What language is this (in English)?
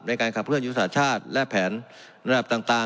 Thai